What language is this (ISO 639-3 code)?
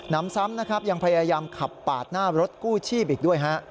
tha